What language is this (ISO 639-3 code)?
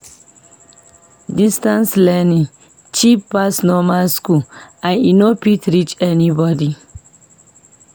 pcm